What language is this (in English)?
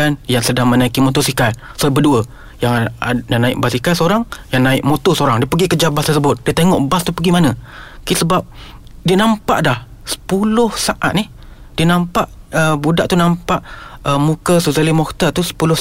Malay